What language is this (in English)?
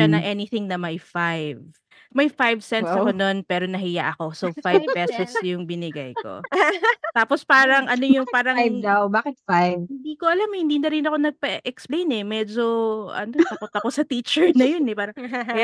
Filipino